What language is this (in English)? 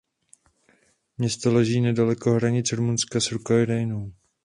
Czech